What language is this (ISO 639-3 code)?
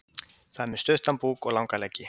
isl